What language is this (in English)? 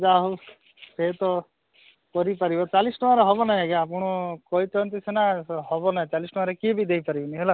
Odia